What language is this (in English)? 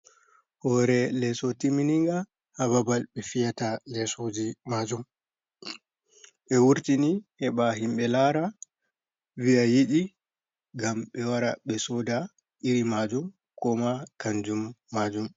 Fula